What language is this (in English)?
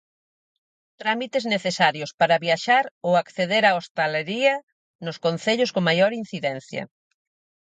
Galician